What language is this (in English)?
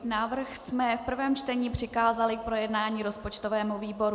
Czech